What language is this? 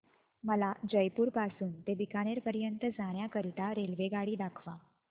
Marathi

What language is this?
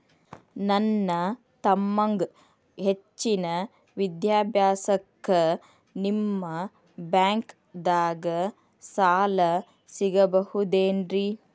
Kannada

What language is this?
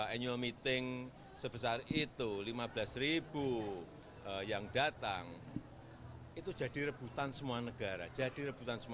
Indonesian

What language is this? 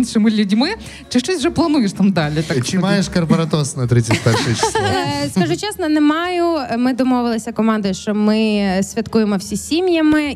Ukrainian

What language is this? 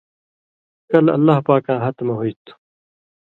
Indus Kohistani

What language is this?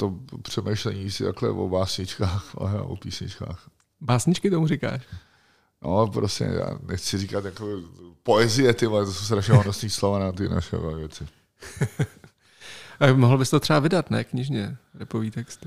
Czech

